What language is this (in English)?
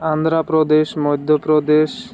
Odia